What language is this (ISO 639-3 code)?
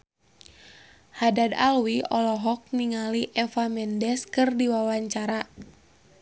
sun